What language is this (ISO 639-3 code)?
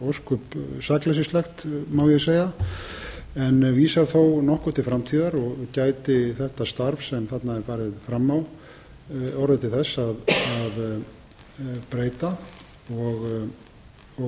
isl